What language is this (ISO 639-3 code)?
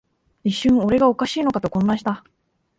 jpn